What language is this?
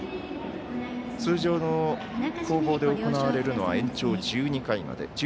Japanese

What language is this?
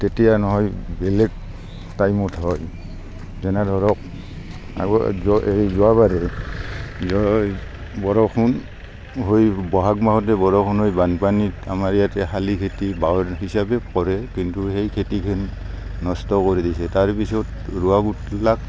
Assamese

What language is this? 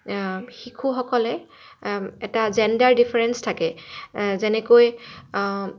Assamese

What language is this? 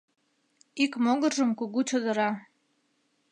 Mari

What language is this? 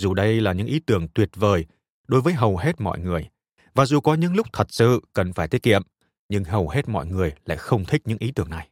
Vietnamese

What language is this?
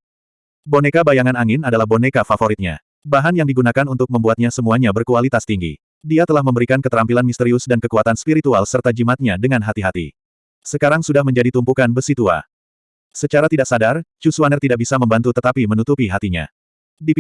Indonesian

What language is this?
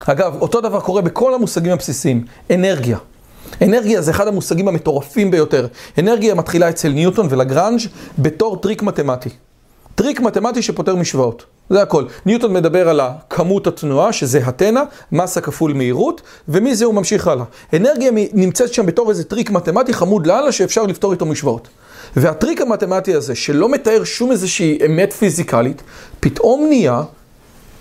Hebrew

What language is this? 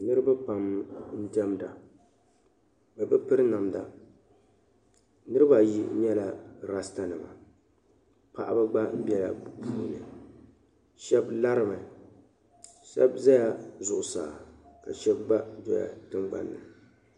Dagbani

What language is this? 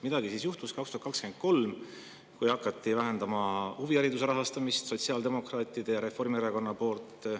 Estonian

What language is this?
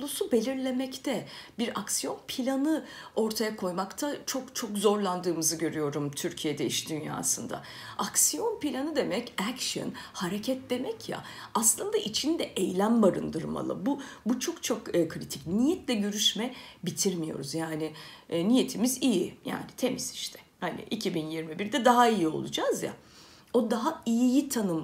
Turkish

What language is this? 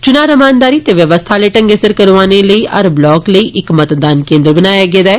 Dogri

